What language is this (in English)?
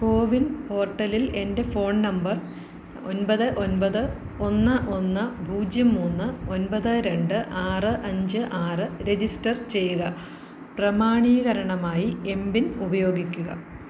Malayalam